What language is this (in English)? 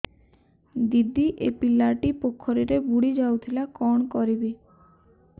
Odia